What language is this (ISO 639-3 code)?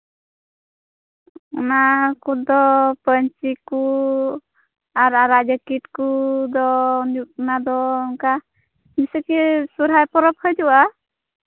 sat